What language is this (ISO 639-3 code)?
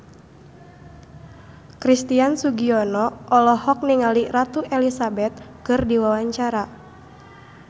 sun